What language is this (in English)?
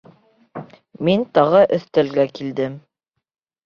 Bashkir